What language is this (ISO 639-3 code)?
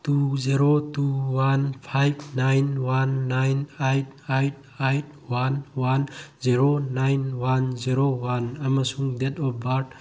mni